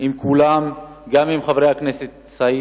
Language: Hebrew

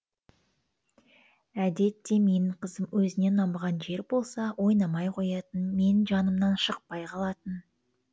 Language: Kazakh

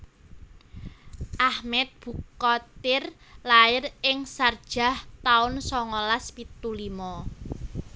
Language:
Javanese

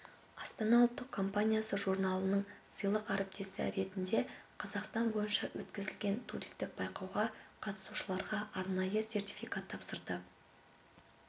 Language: Kazakh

